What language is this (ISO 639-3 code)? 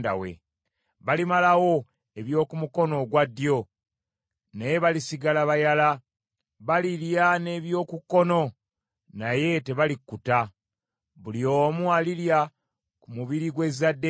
lug